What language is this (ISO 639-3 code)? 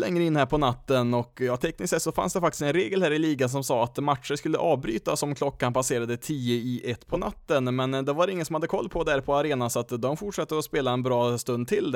swe